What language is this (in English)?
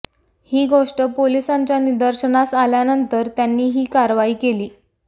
Marathi